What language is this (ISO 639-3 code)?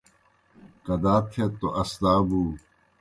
plk